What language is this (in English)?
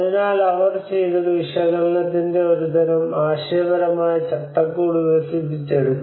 Malayalam